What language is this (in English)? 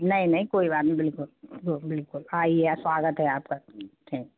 Hindi